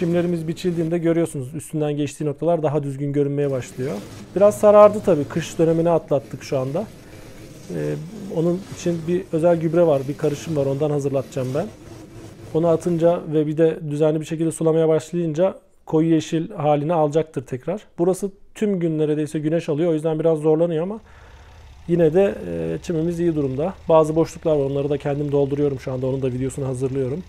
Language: Turkish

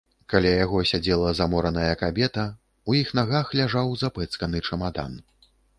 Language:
Belarusian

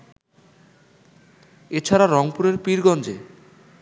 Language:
Bangla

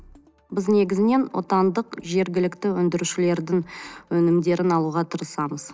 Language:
Kazakh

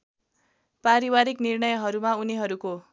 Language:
Nepali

